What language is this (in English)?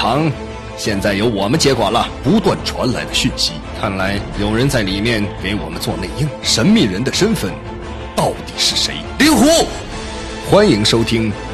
Chinese